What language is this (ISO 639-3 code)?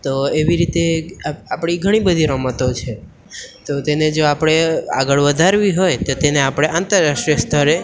guj